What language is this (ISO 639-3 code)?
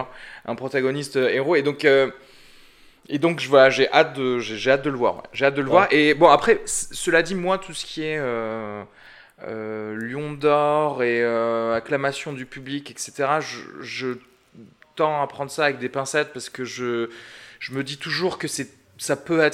fra